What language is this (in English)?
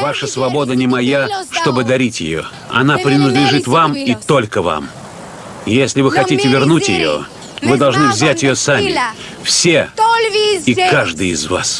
Russian